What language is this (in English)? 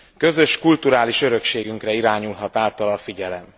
Hungarian